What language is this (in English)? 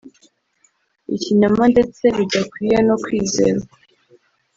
Kinyarwanda